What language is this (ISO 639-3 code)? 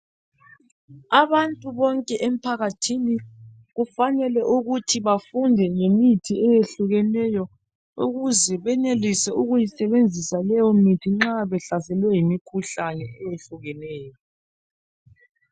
nde